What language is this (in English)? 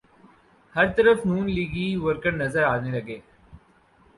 Urdu